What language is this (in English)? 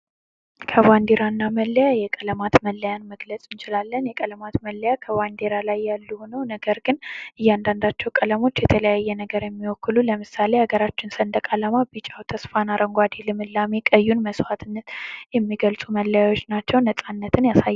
Amharic